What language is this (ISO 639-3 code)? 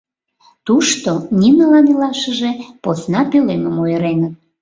chm